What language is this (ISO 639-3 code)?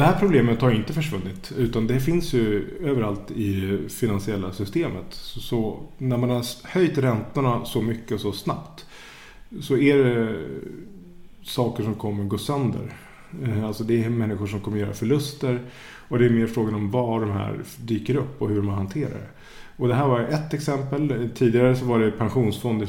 swe